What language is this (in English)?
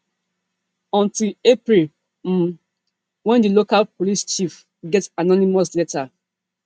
Nigerian Pidgin